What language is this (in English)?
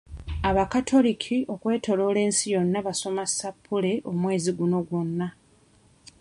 Ganda